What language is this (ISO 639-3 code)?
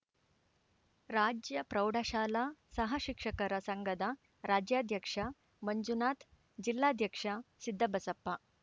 kan